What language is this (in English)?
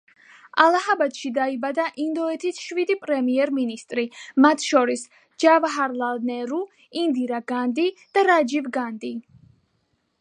Georgian